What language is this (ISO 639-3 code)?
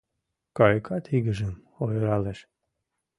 chm